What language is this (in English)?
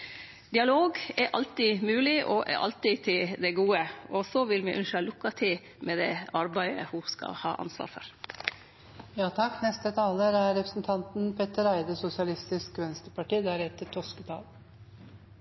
Norwegian